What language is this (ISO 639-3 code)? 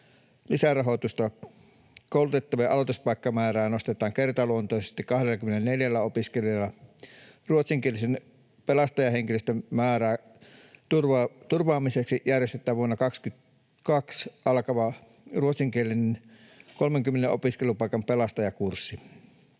fin